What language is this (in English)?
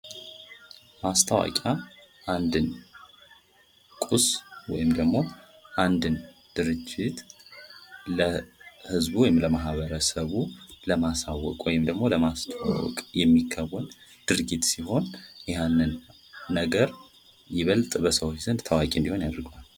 Amharic